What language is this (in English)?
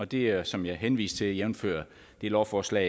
Danish